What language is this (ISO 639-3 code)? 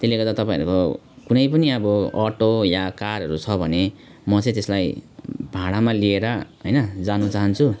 nep